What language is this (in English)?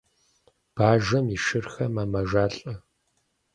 Kabardian